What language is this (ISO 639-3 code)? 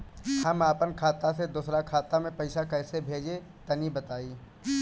bho